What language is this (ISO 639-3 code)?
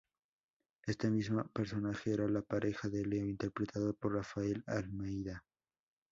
spa